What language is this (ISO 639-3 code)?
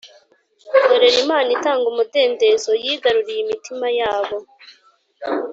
kin